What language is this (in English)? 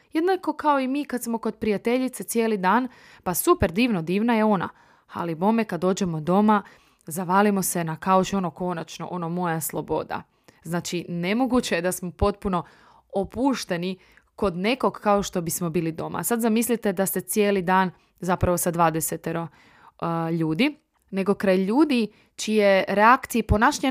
Croatian